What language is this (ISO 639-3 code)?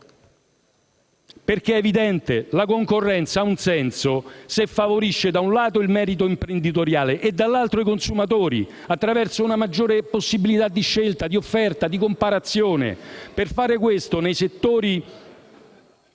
ita